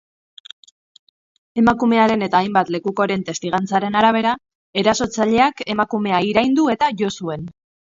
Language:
Basque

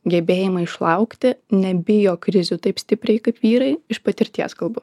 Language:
Lithuanian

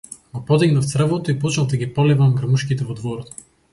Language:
Macedonian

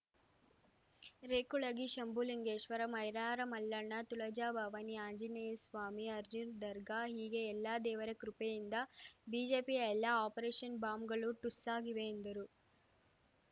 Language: Kannada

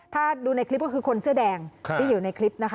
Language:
Thai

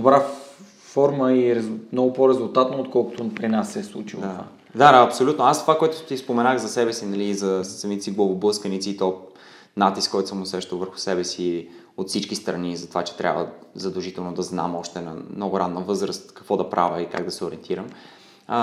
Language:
Bulgarian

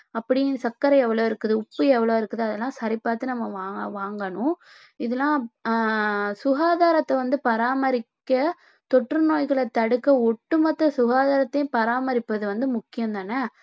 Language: Tamil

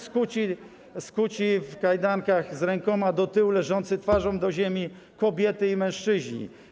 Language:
Polish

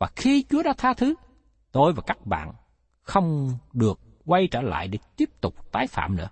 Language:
Vietnamese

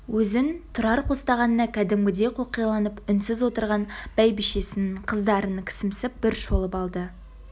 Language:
Kazakh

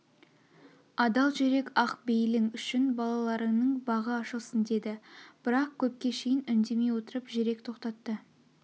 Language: Kazakh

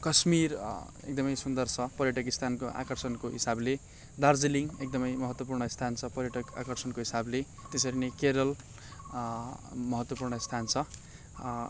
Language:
Nepali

